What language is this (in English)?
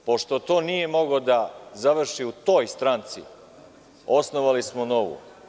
Serbian